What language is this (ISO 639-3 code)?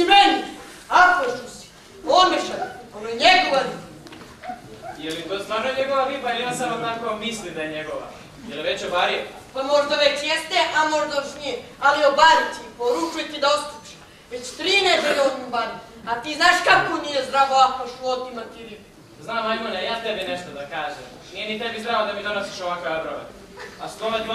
por